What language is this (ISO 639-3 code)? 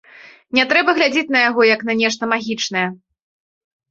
bel